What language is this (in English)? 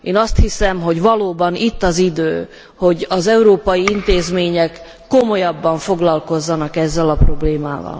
Hungarian